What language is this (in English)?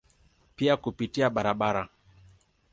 Swahili